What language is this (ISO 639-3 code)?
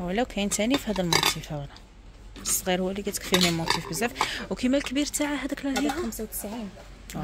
ara